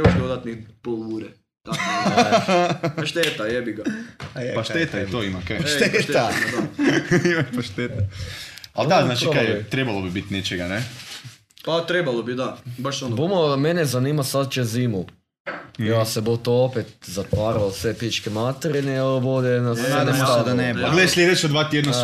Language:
Croatian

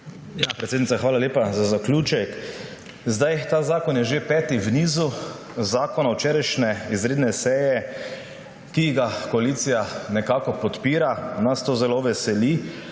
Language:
Slovenian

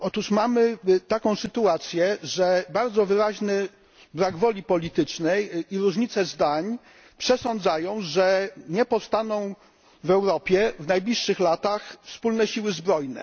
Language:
Polish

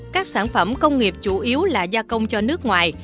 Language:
Vietnamese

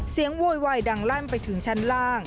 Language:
Thai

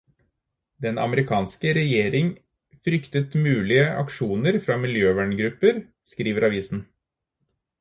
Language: Norwegian Bokmål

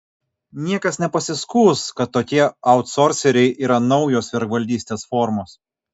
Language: Lithuanian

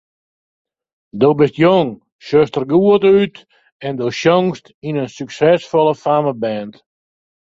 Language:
Western Frisian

